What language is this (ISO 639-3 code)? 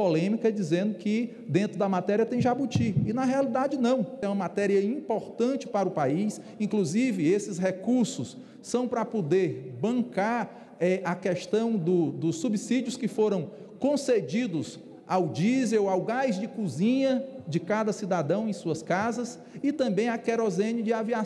por